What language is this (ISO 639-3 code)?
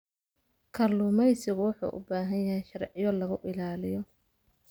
som